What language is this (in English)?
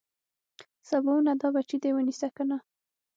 Pashto